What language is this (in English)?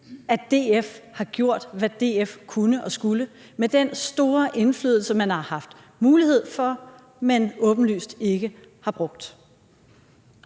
Danish